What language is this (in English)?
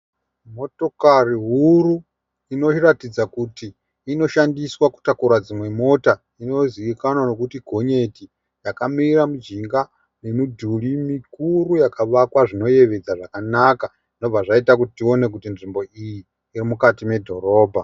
Shona